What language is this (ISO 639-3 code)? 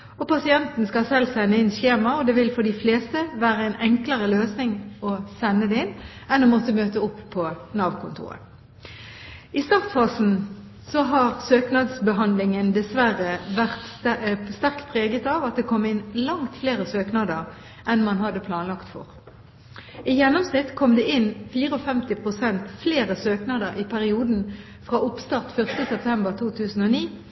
nob